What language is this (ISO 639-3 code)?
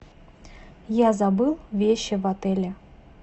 rus